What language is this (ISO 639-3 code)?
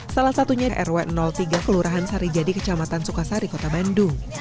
ind